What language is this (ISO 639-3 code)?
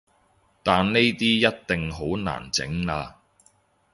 yue